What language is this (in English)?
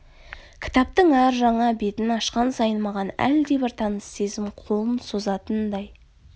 Kazakh